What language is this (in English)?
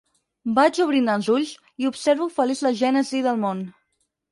Catalan